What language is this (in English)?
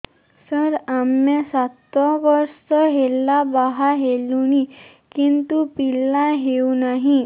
Odia